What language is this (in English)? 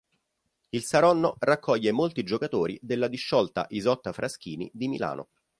Italian